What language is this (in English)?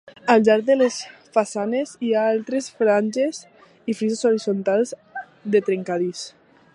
Catalan